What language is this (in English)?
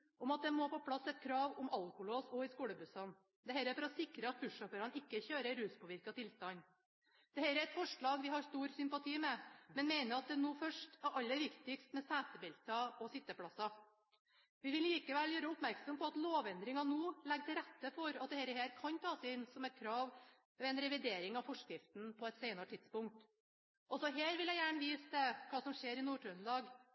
Norwegian Bokmål